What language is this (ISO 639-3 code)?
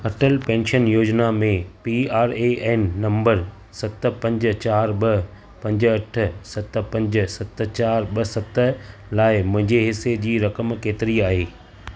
snd